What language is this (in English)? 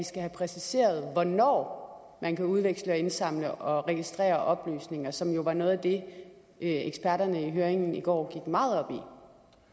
Danish